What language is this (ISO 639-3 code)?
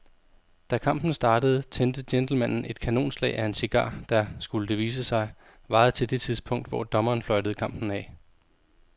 dan